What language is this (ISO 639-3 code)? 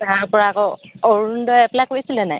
asm